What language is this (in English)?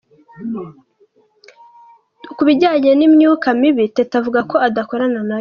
Kinyarwanda